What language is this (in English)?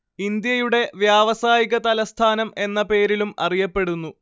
Malayalam